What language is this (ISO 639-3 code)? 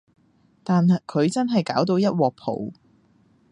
yue